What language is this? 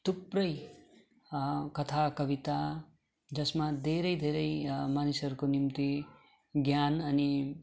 Nepali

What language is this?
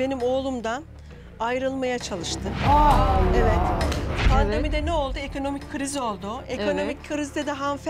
Turkish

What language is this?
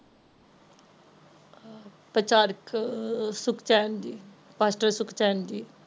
Punjabi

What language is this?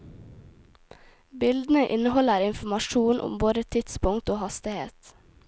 Norwegian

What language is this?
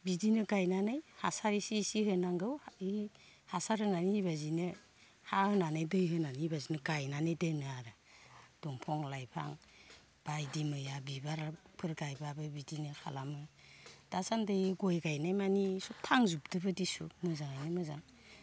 Bodo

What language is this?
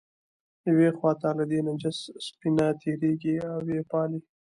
Pashto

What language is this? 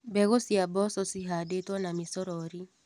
Kikuyu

